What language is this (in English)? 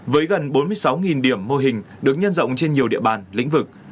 Vietnamese